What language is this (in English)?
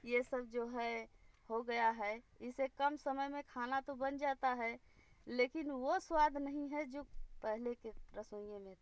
Hindi